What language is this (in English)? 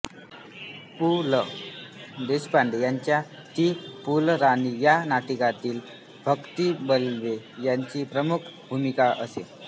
Marathi